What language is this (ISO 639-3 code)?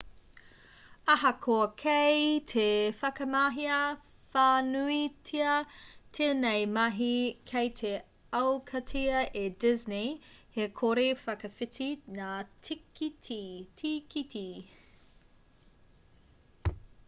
mri